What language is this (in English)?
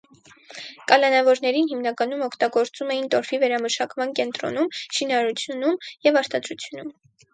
Armenian